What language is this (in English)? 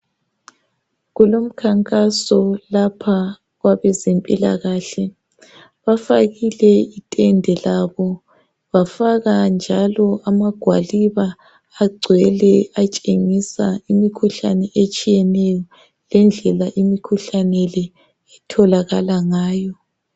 North Ndebele